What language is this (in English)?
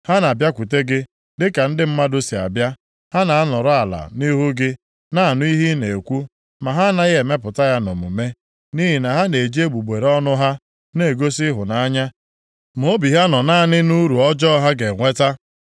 Igbo